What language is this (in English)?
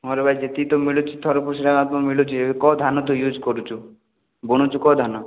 Odia